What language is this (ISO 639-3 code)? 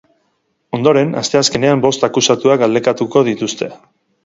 eus